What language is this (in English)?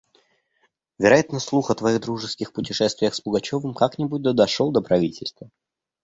Russian